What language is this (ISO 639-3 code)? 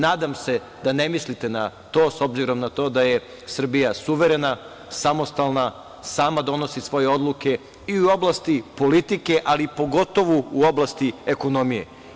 srp